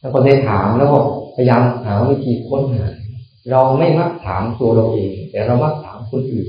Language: Thai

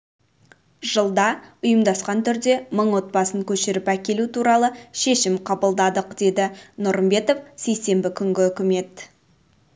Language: Kazakh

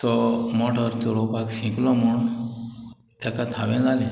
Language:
Konkani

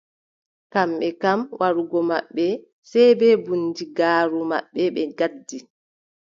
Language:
Adamawa Fulfulde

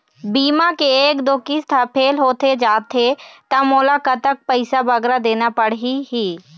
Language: Chhattisgarhi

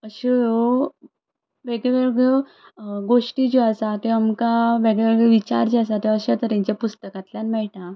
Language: Konkani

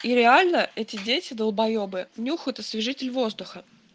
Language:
Russian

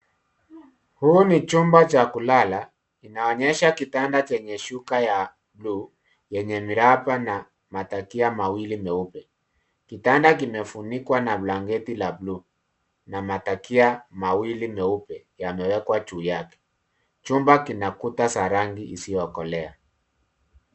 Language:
Swahili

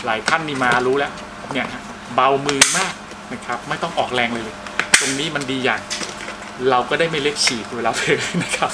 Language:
Thai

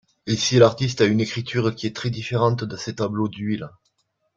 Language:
French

